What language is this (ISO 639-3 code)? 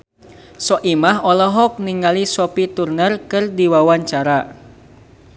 sun